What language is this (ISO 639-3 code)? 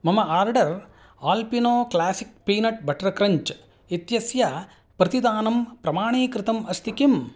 san